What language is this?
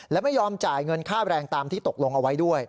Thai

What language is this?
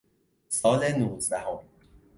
Persian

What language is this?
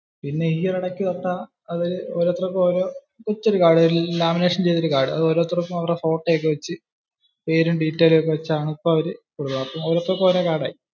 Malayalam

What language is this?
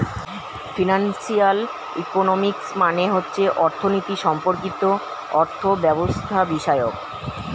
Bangla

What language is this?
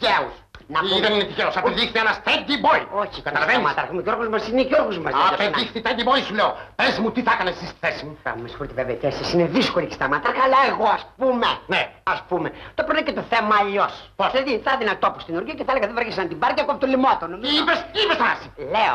Greek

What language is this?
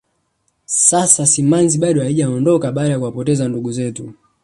Swahili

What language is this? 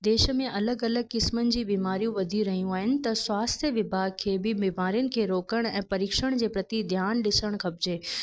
Sindhi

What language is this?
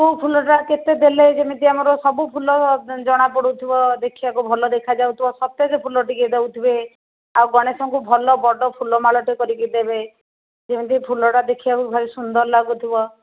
Odia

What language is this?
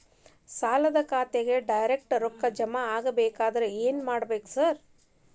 Kannada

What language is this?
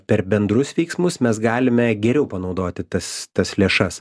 Lithuanian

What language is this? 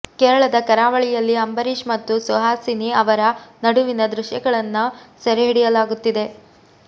Kannada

